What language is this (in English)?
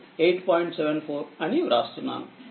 Telugu